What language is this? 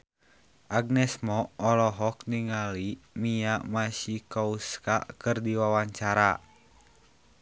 Sundanese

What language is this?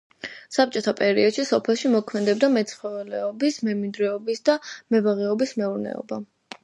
Georgian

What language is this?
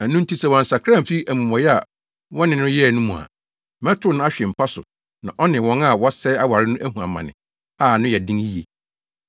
Akan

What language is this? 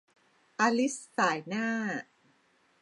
Thai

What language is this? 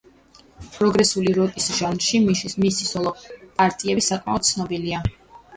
Georgian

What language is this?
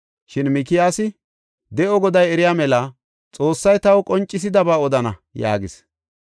Gofa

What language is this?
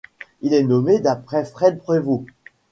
French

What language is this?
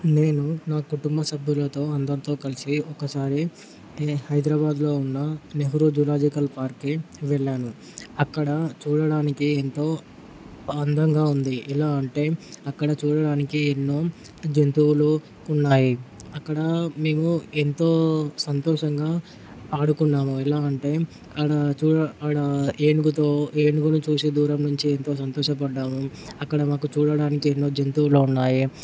Telugu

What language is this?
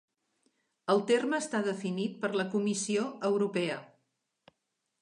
Catalan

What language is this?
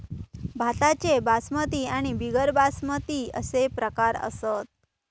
Marathi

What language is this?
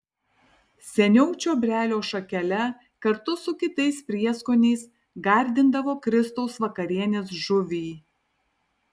Lithuanian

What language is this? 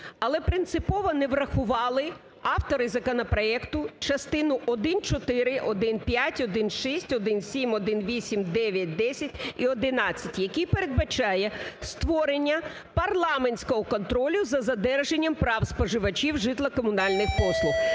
Ukrainian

